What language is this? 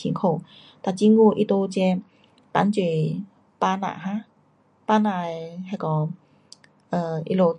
Pu-Xian Chinese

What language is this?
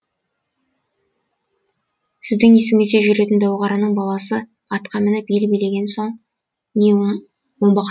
Kazakh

